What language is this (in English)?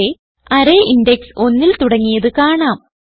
Malayalam